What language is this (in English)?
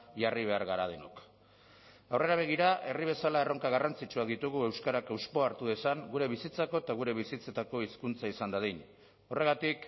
Basque